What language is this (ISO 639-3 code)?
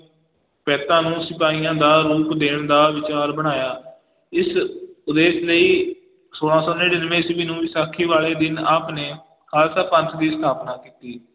pan